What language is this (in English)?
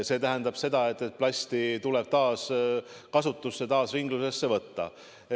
Estonian